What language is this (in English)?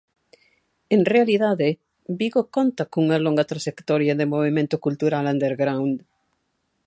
Galician